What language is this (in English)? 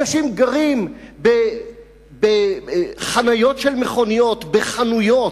Hebrew